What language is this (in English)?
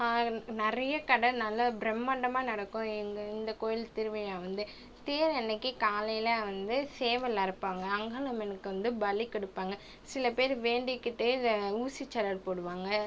Tamil